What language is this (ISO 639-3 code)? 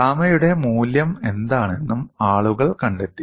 mal